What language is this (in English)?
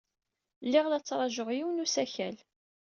Kabyle